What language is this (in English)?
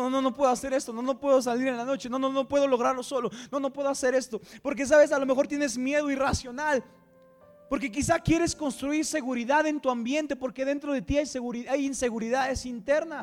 Spanish